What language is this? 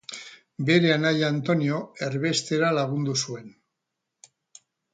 Basque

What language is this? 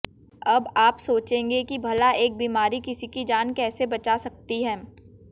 Hindi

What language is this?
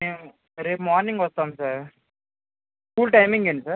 Telugu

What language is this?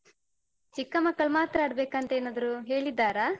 Kannada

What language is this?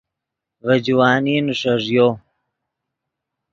Yidgha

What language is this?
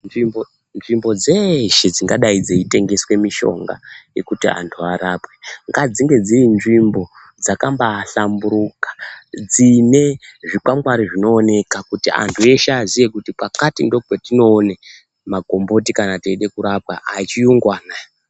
Ndau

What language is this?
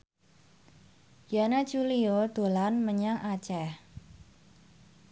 Javanese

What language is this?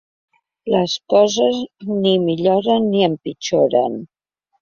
Catalan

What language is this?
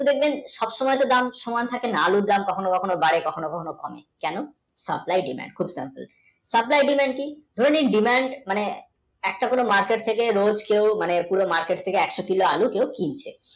Bangla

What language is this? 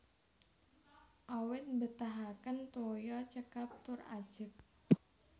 Javanese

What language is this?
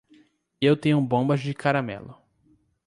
Portuguese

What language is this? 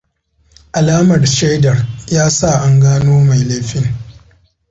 Hausa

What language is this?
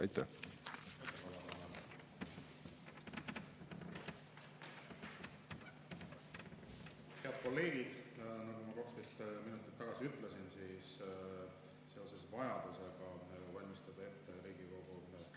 Estonian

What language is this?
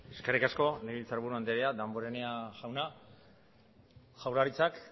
Basque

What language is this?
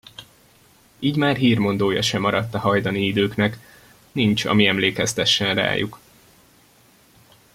Hungarian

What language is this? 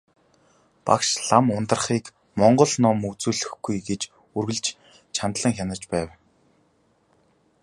Mongolian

